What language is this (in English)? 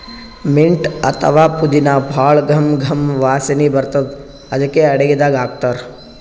Kannada